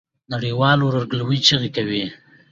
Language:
Pashto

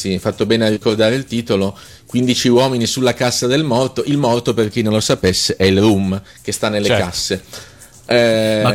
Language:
Italian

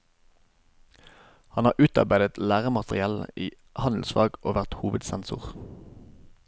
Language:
Norwegian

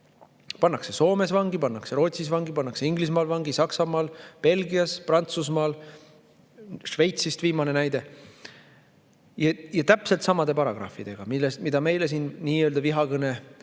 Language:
Estonian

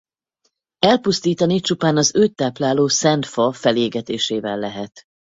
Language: Hungarian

